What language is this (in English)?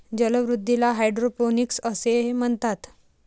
Marathi